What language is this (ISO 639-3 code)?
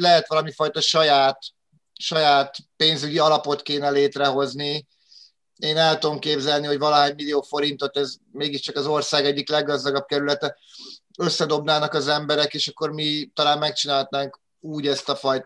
hun